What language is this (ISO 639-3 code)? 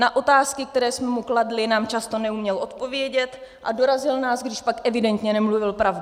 ces